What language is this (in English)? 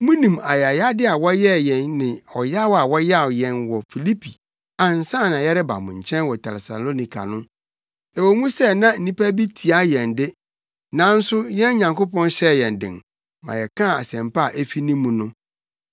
Akan